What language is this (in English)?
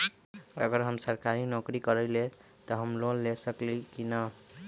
Magahi